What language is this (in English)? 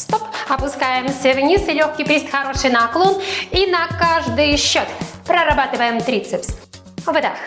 Russian